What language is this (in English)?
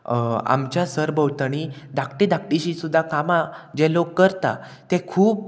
Konkani